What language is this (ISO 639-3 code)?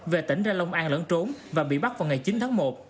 vie